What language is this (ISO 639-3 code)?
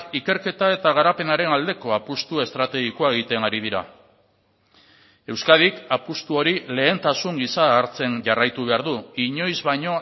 eus